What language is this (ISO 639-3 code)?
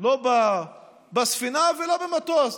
heb